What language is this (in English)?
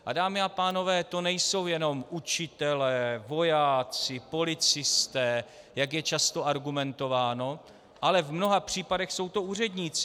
Czech